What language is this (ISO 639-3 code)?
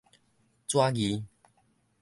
nan